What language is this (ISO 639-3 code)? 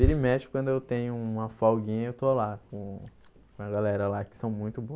por